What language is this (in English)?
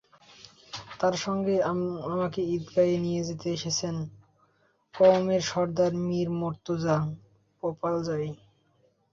Bangla